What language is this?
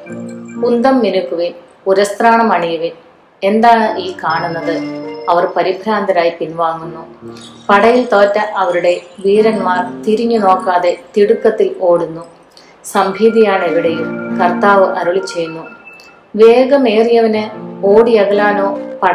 Malayalam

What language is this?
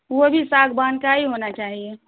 Urdu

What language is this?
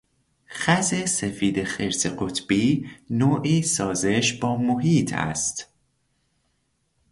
Persian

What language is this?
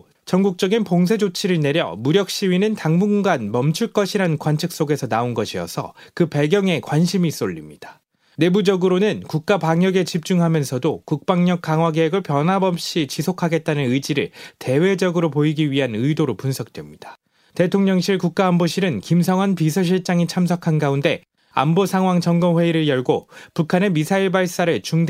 Korean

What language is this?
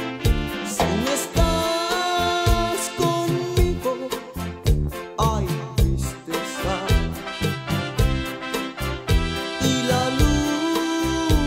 Thai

